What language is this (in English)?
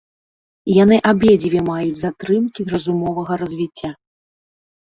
Belarusian